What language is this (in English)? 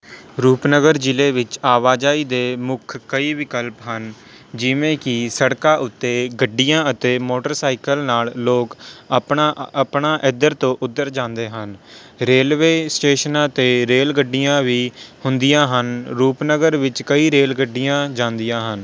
Punjabi